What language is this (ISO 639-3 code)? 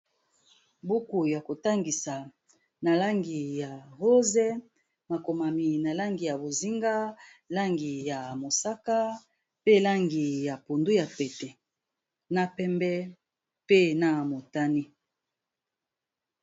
lin